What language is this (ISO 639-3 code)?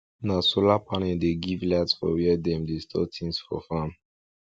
pcm